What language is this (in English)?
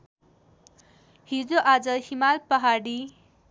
Nepali